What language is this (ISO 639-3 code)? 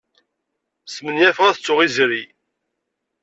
kab